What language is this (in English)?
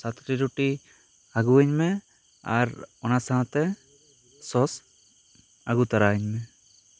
Santali